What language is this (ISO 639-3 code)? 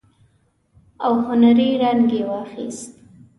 pus